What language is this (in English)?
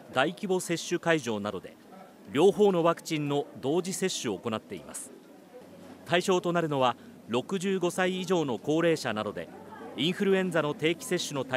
Japanese